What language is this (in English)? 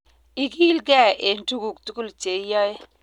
Kalenjin